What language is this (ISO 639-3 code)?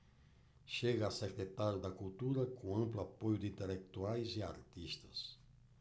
por